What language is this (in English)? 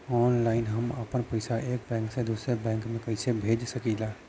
Bhojpuri